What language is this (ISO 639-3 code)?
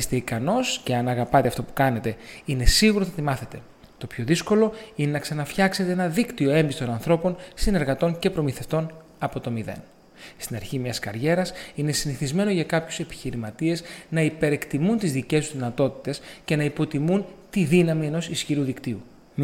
ell